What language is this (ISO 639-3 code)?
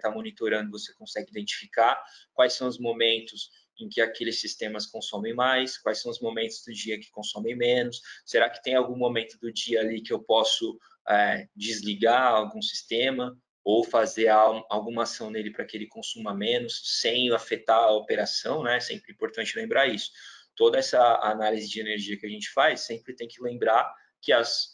por